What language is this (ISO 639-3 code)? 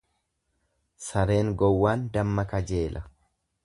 orm